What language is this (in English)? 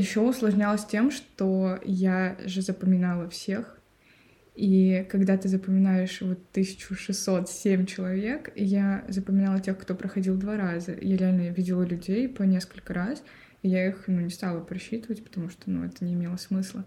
Russian